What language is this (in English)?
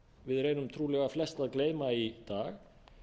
Icelandic